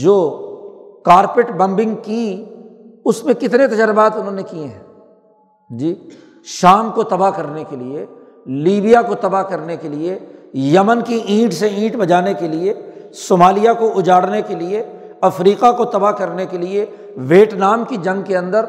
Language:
Urdu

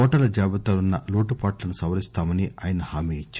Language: Telugu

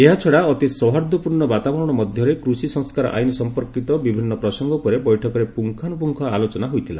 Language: Odia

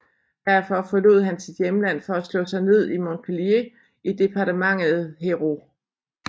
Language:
Danish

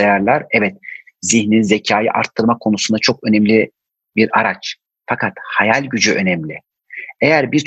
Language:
Turkish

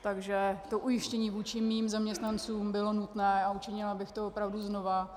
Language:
Czech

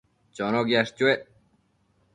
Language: Matsés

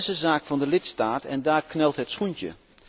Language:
Dutch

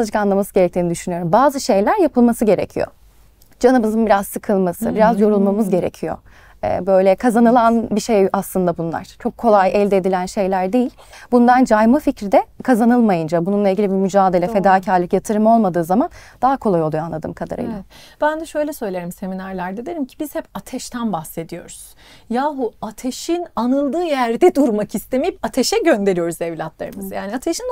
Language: Turkish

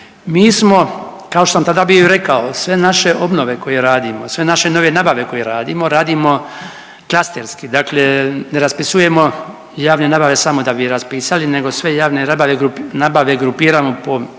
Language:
Croatian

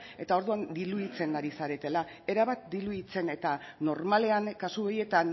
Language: Basque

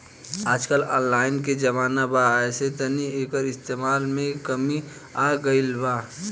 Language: Bhojpuri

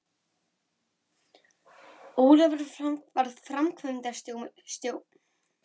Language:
Icelandic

